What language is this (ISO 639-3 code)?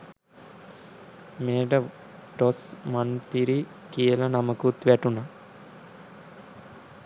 sin